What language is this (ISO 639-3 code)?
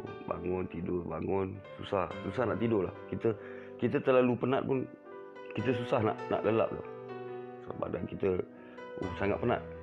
msa